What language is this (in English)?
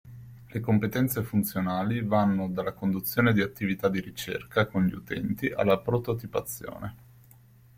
Italian